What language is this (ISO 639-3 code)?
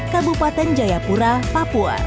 ind